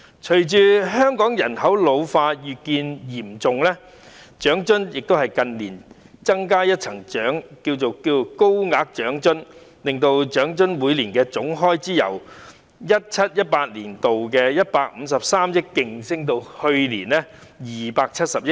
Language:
Cantonese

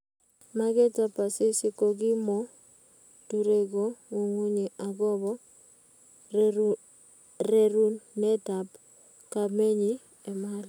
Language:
Kalenjin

